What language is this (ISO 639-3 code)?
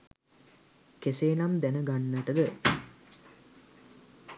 sin